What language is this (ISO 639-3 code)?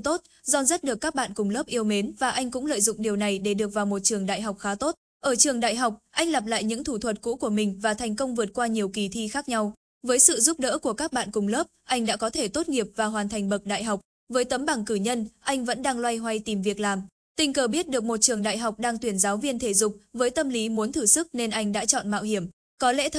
vie